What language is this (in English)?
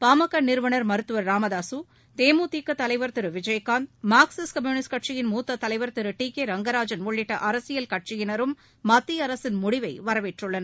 Tamil